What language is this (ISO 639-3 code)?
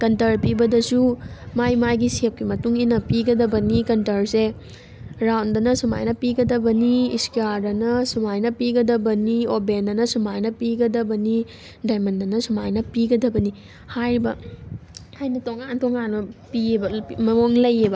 mni